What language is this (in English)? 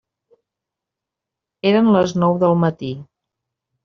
Catalan